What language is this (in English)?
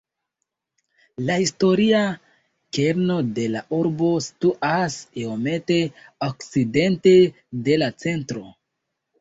Esperanto